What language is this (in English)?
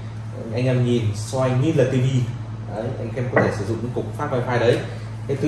Vietnamese